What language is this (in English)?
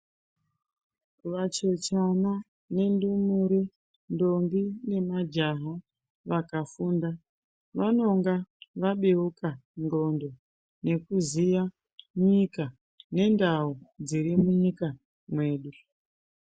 Ndau